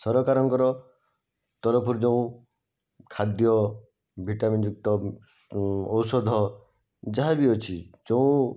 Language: Odia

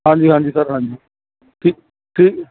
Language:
Punjabi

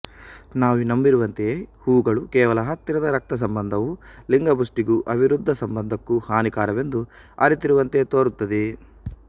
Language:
Kannada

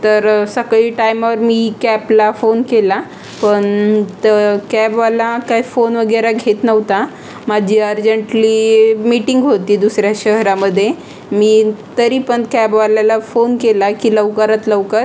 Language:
Marathi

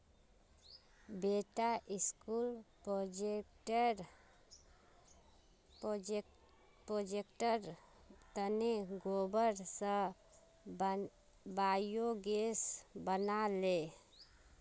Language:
Magahi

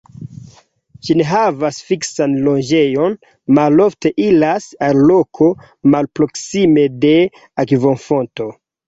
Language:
Esperanto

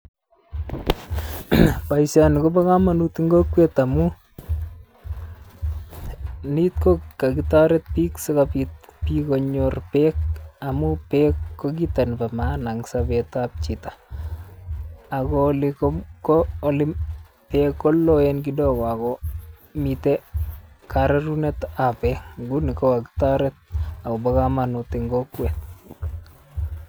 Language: Kalenjin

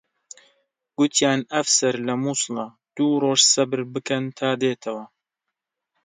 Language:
Central Kurdish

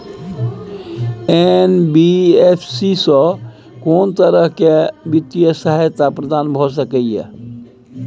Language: Maithili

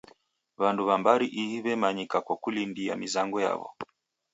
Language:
Taita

